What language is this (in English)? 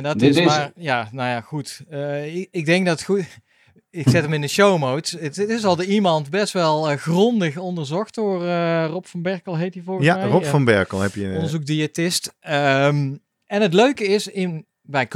Dutch